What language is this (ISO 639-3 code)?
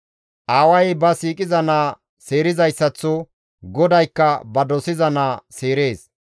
gmv